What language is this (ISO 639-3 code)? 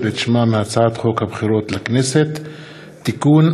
heb